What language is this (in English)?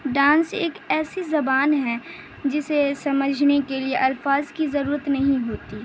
Urdu